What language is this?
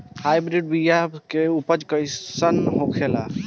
Bhojpuri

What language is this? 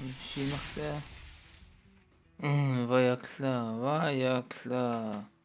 German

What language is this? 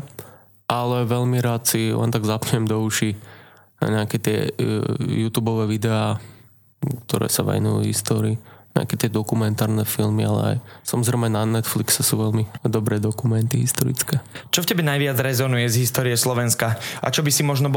Slovak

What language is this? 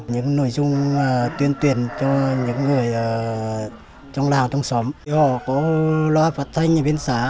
Vietnamese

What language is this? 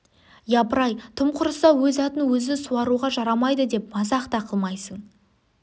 Kazakh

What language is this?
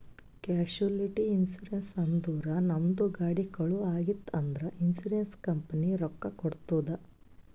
Kannada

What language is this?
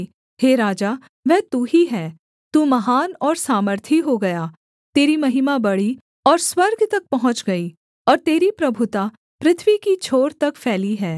Hindi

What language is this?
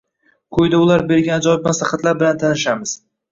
Uzbek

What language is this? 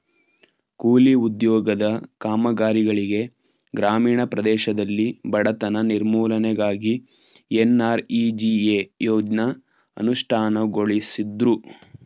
Kannada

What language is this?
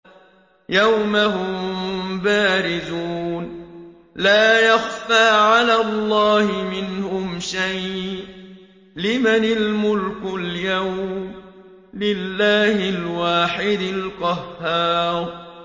Arabic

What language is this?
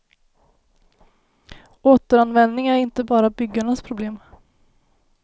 Swedish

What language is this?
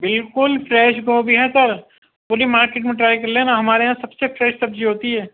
Urdu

